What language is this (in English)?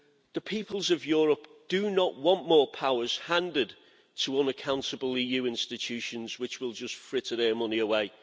English